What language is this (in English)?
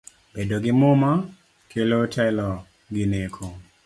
Luo (Kenya and Tanzania)